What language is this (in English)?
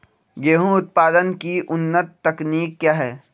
Magahi